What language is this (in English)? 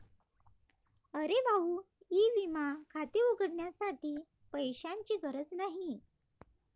Marathi